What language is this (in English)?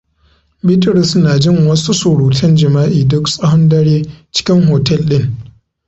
Hausa